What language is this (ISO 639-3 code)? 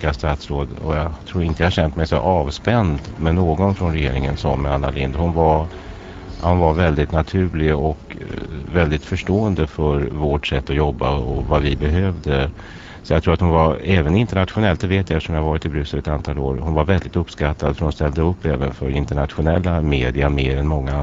swe